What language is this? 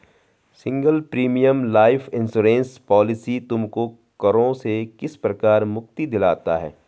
Hindi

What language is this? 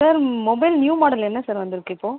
Tamil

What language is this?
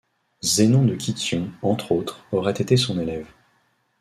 French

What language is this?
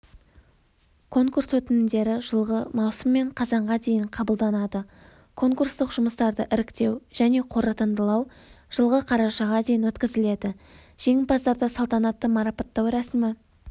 Kazakh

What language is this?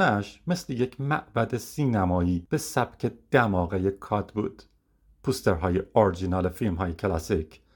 Persian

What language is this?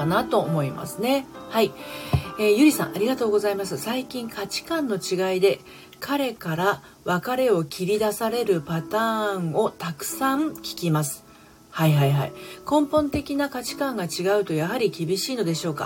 Japanese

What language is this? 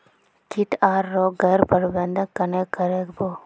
Magahi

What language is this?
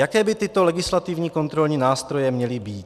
Czech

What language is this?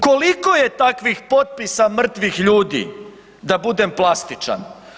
Croatian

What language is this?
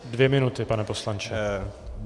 Czech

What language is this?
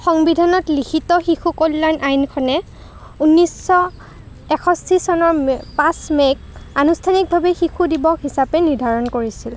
Assamese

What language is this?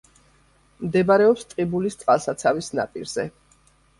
Georgian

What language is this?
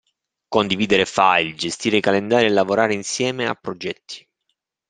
Italian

